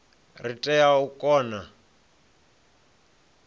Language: Venda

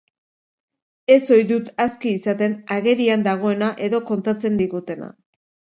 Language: Basque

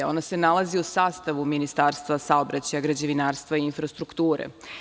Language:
Serbian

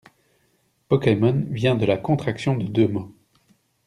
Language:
French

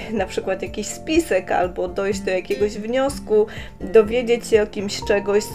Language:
Polish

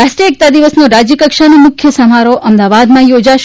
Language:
Gujarati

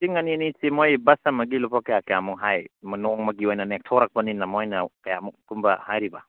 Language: Manipuri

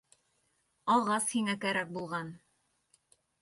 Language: Bashkir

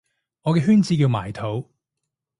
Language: Cantonese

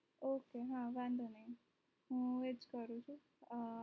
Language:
Gujarati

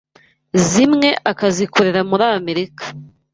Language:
Kinyarwanda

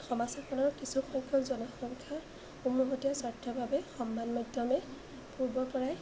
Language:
Assamese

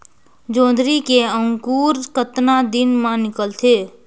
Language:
Chhattisgarhi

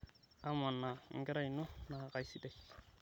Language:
Masai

